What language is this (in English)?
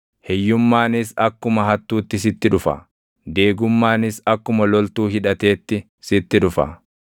Oromo